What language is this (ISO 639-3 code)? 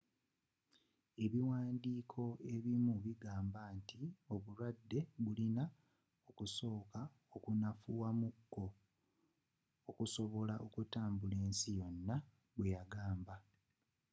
lug